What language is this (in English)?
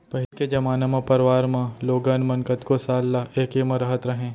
Chhattisgarhi